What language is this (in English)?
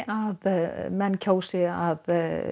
Icelandic